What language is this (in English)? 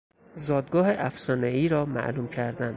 Persian